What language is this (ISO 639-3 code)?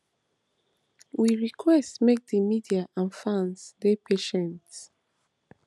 pcm